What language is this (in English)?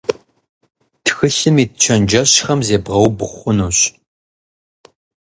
Kabardian